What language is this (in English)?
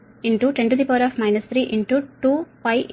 Telugu